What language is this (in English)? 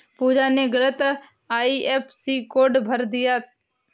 Hindi